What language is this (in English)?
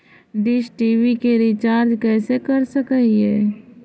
Magahi